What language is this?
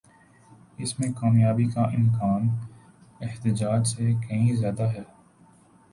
Urdu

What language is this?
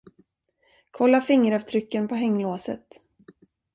Swedish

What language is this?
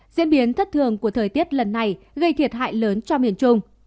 Vietnamese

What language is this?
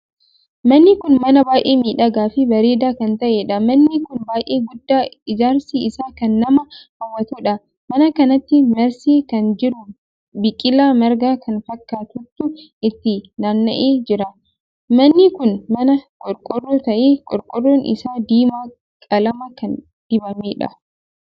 Oromo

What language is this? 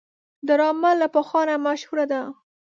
Pashto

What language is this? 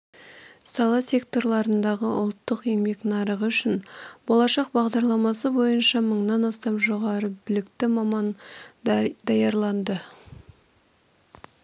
Kazakh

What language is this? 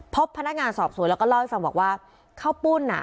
Thai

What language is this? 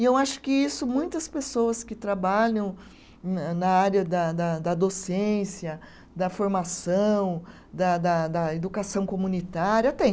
Portuguese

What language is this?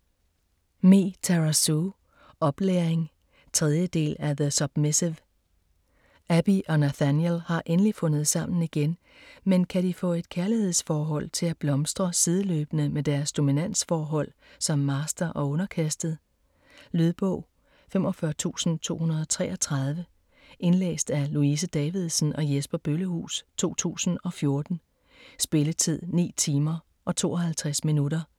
Danish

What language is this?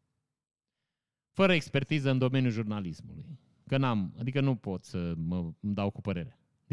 Romanian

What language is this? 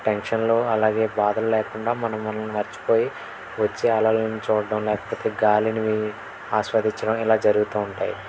Telugu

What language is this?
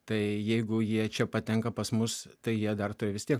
Lithuanian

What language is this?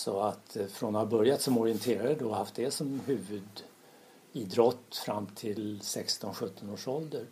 Swedish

